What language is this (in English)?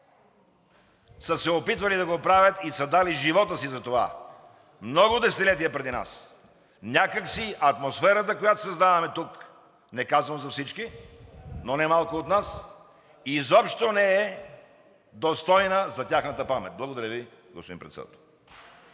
Bulgarian